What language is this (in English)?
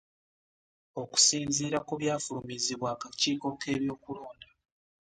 Ganda